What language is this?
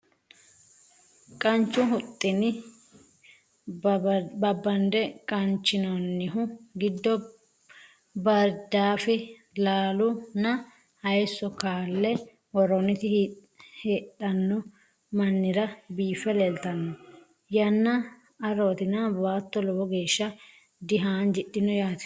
Sidamo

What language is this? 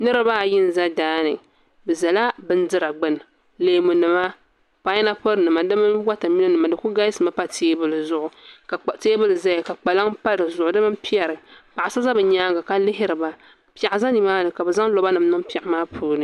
Dagbani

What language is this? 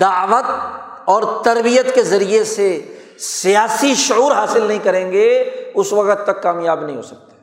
Urdu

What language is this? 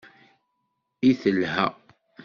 Kabyle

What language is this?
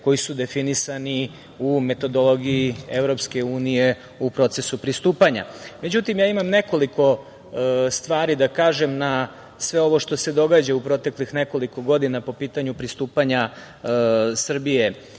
Serbian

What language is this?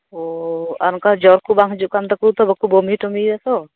Santali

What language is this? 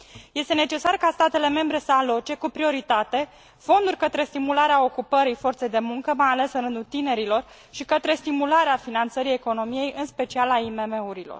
Romanian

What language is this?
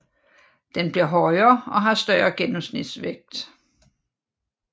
Danish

